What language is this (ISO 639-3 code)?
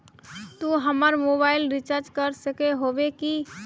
mag